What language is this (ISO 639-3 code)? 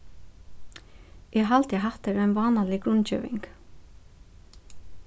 fao